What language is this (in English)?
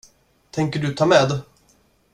Swedish